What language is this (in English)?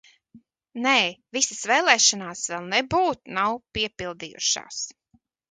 Latvian